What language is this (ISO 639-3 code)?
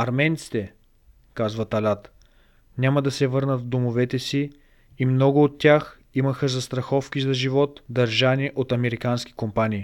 bul